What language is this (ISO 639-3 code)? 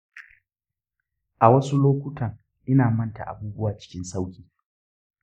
hau